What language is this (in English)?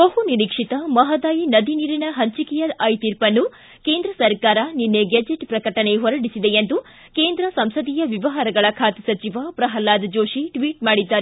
Kannada